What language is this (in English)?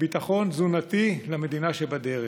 Hebrew